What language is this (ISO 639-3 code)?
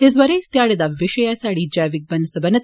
doi